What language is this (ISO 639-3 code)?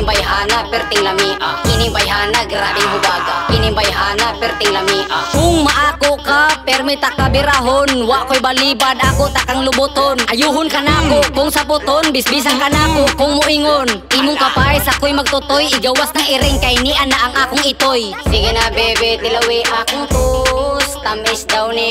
ind